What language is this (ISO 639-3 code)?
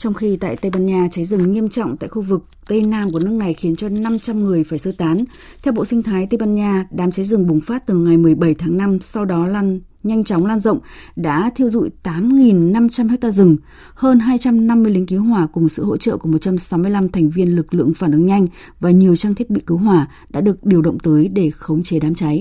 vie